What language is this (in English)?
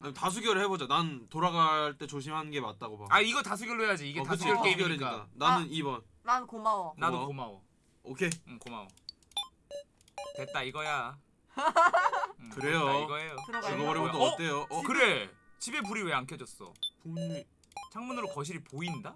Korean